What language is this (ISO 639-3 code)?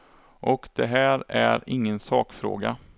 swe